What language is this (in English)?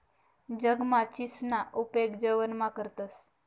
Marathi